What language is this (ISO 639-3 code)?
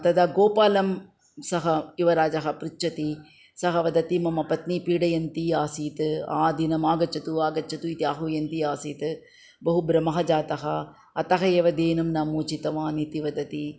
san